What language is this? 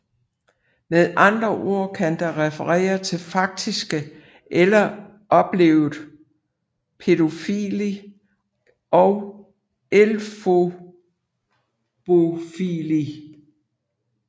Danish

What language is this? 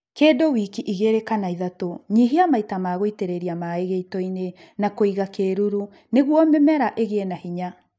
Kikuyu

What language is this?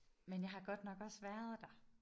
Danish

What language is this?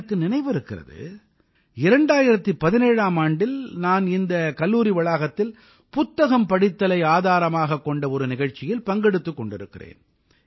Tamil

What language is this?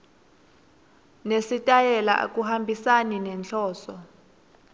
Swati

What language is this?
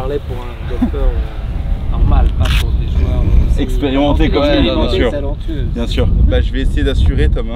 French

